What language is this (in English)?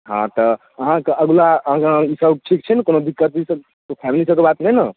Maithili